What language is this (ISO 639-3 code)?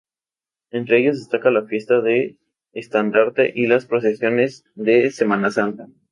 spa